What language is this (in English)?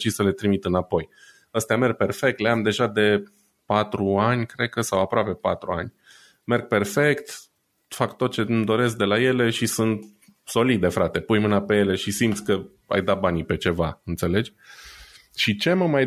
Romanian